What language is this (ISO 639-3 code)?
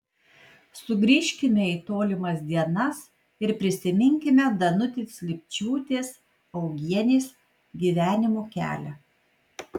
lit